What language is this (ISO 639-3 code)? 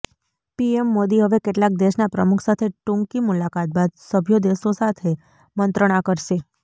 guj